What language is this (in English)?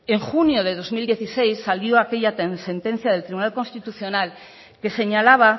Spanish